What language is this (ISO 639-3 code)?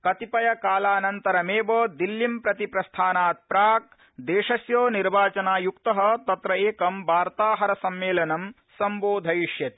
san